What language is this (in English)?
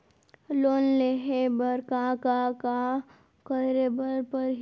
Chhattisgarhi